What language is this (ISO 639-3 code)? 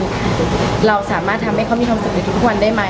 tha